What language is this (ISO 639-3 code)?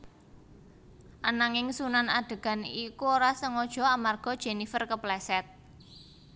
jav